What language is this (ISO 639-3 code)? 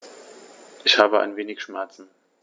deu